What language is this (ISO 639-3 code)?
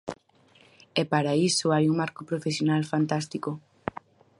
glg